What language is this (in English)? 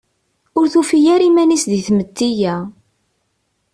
Kabyle